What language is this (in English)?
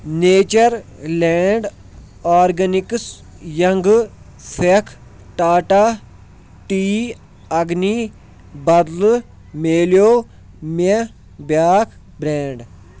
Kashmiri